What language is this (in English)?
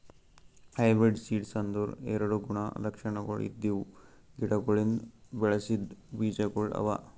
Kannada